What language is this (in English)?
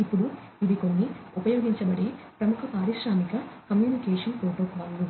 Telugu